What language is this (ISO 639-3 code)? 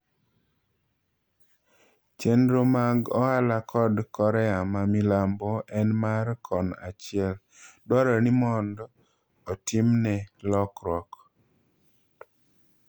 luo